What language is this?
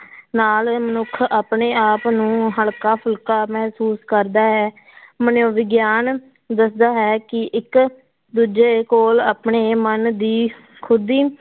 Punjabi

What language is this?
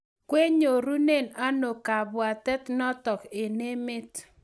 Kalenjin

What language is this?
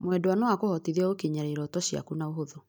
Kikuyu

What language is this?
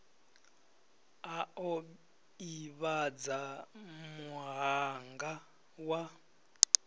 Venda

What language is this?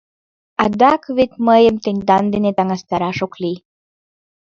Mari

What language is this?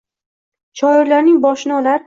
Uzbek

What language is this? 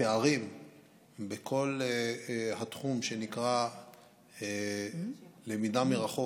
Hebrew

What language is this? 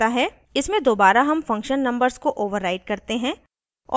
Hindi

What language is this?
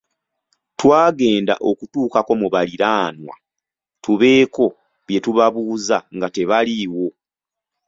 Ganda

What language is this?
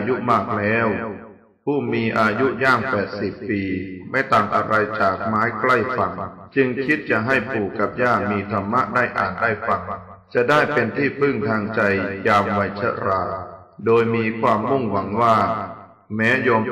Thai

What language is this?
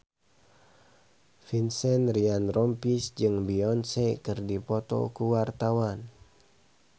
Sundanese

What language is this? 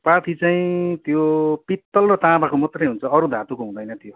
Nepali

